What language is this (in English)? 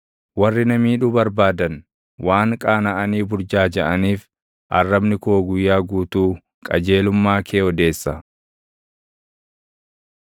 Oromo